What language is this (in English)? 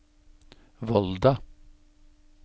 Norwegian